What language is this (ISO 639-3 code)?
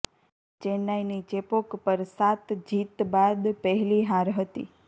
guj